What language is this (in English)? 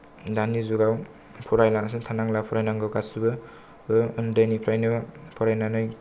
Bodo